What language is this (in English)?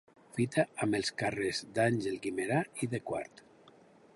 Catalan